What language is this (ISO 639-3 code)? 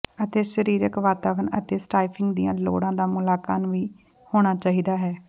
pan